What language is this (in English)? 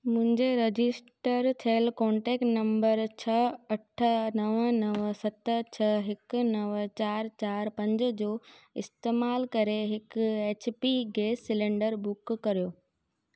Sindhi